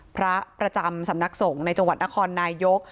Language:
Thai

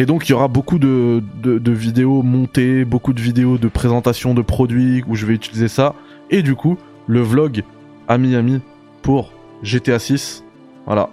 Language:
French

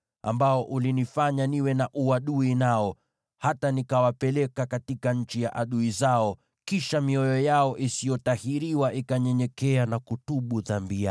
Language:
Swahili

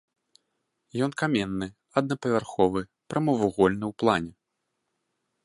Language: Belarusian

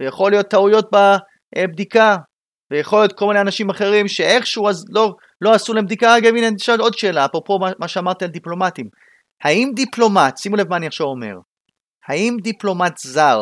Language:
Hebrew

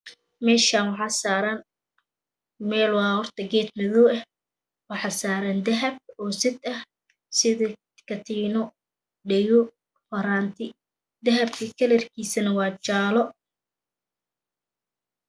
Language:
Somali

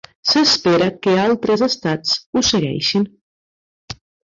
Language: Catalan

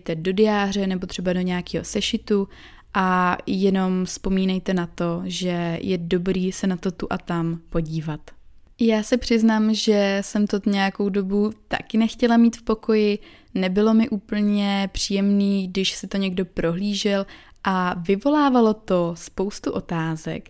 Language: Czech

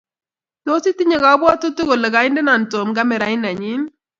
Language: Kalenjin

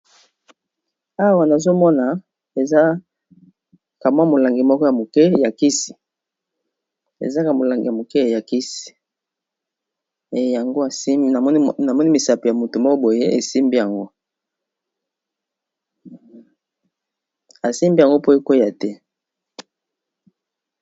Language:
Lingala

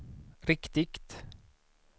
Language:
Swedish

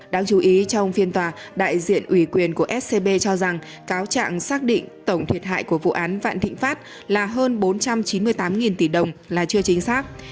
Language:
Vietnamese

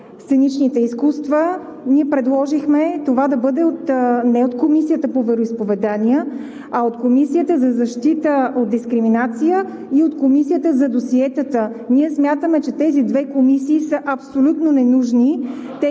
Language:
Bulgarian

